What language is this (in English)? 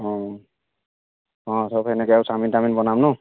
Assamese